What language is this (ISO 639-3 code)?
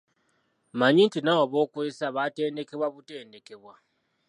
lug